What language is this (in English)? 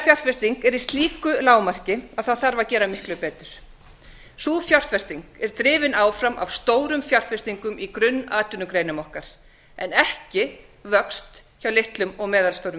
Icelandic